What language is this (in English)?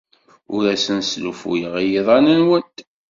Kabyle